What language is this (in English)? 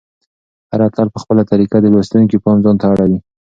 Pashto